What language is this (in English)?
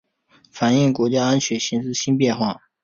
Chinese